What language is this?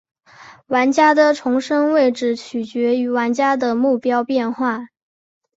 Chinese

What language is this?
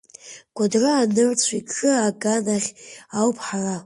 Abkhazian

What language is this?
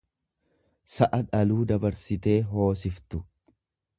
Oromo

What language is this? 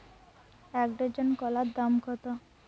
Bangla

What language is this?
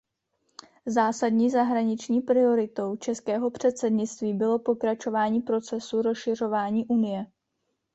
Czech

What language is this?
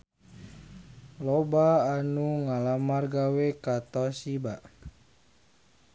Sundanese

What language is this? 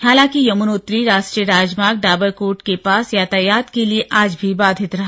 Hindi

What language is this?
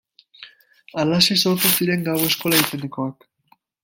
Basque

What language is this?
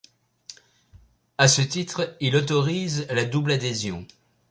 French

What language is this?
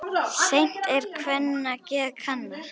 Icelandic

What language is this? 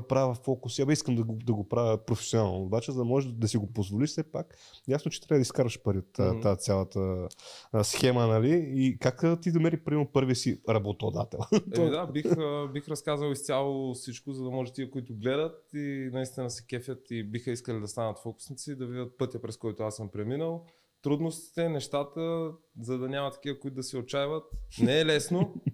Bulgarian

